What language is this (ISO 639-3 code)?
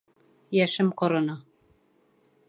bak